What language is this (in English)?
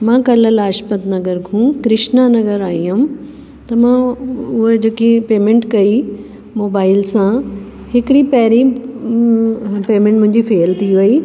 Sindhi